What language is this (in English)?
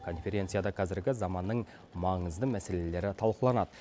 Kazakh